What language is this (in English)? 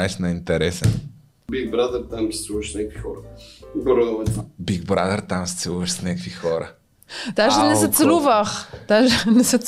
Bulgarian